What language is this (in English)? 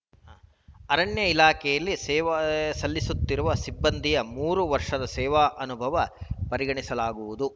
Kannada